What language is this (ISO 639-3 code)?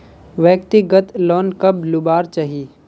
mag